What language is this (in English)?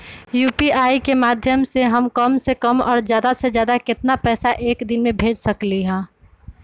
Magahi